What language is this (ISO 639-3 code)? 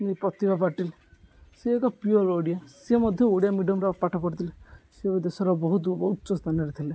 ori